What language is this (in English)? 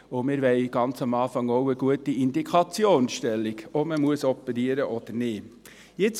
Swiss German